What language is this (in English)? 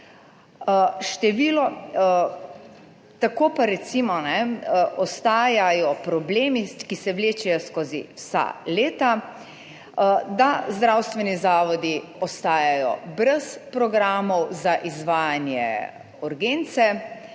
Slovenian